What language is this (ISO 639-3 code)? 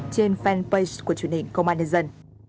vie